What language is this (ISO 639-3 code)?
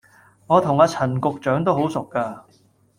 yue